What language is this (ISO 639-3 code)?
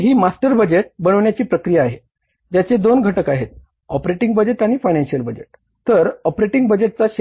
mar